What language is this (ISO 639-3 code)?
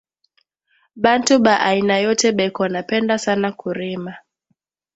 swa